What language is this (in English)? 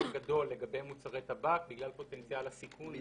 Hebrew